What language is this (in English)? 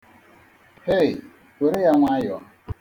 Igbo